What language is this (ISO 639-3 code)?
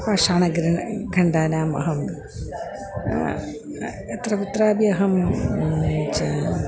san